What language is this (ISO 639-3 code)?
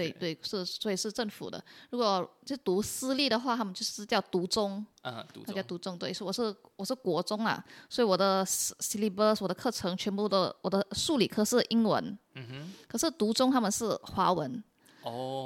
zho